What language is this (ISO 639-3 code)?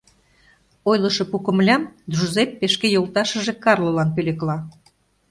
chm